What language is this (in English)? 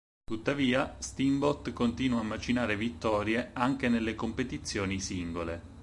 Italian